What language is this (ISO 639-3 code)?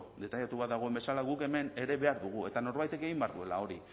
eus